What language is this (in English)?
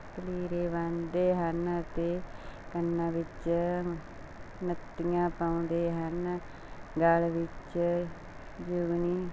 Punjabi